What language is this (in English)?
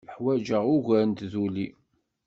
Kabyle